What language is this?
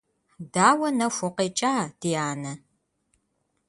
Kabardian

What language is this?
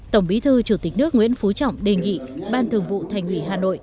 Vietnamese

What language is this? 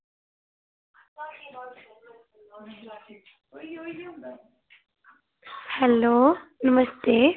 Dogri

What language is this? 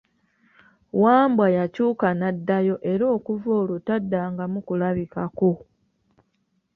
Ganda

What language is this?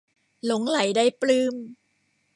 Thai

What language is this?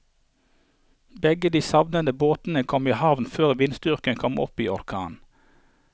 Norwegian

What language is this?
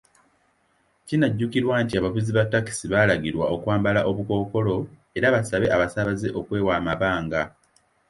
Ganda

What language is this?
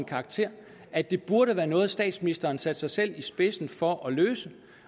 Danish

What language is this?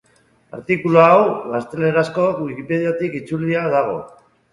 Basque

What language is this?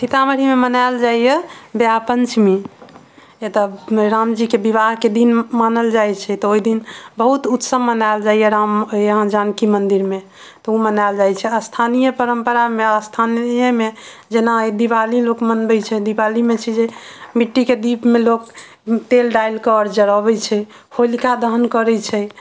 Maithili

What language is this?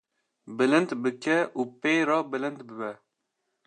Kurdish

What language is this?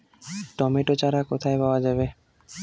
Bangla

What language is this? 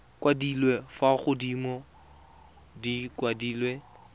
Tswana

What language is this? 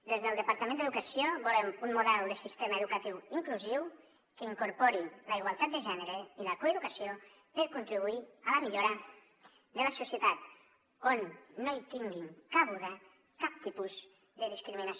Catalan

